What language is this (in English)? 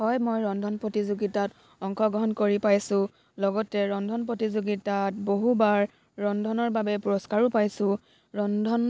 Assamese